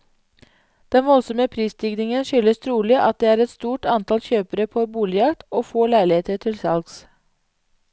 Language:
Norwegian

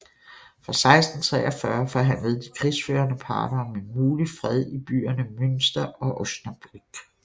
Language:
Danish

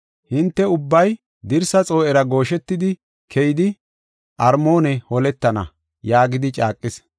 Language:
Gofa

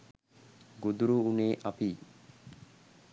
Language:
Sinhala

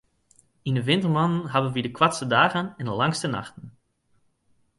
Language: Western Frisian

